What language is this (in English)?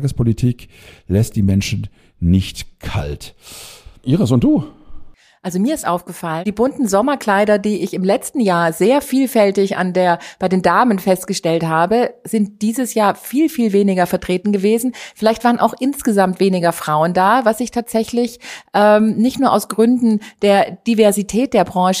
German